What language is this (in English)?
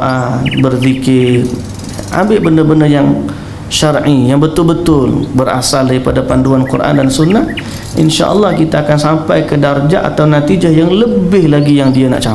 Malay